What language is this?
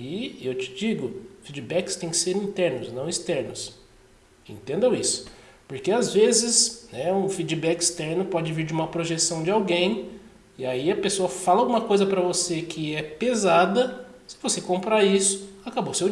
Portuguese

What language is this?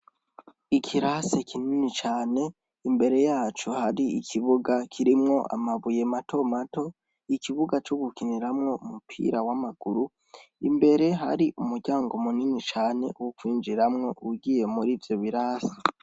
Rundi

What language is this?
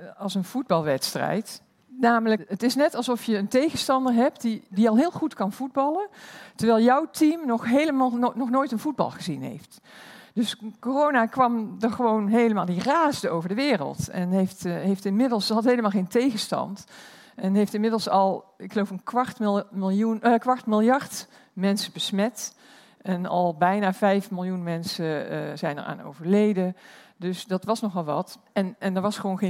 Dutch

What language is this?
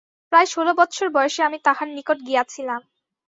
Bangla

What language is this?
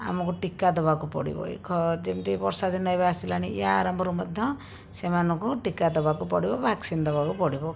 Odia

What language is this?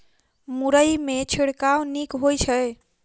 Maithili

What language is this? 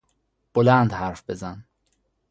Persian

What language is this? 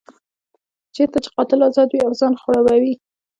Pashto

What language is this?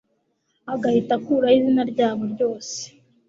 Kinyarwanda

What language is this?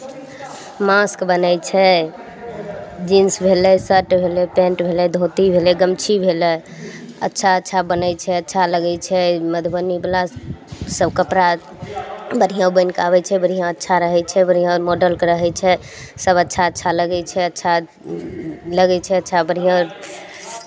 Maithili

